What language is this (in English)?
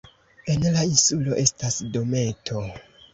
Esperanto